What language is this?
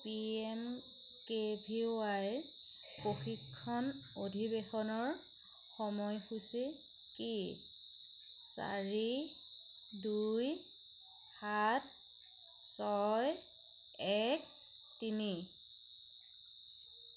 Assamese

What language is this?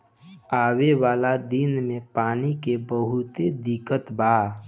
Bhojpuri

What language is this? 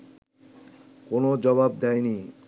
Bangla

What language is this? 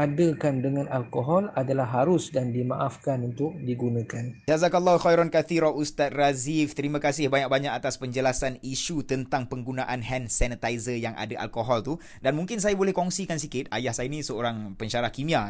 Malay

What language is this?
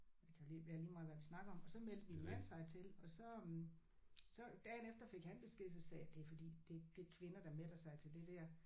Danish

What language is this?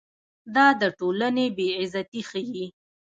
Pashto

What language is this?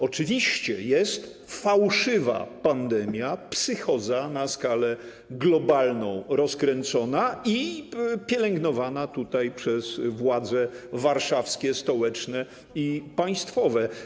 Polish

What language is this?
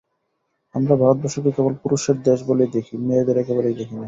Bangla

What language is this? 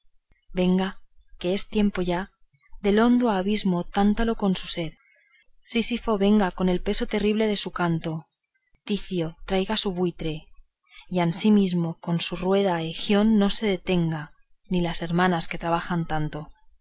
Spanish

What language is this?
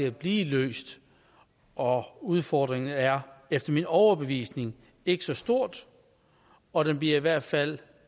Danish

